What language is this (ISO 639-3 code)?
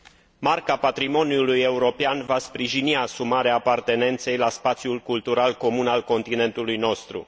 ron